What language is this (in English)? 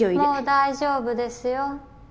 Japanese